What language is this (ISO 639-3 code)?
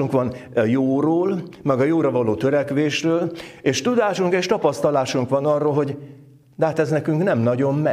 hun